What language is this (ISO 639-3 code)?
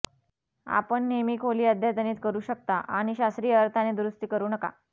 mar